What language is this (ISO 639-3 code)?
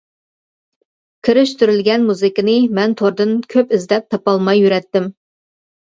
uig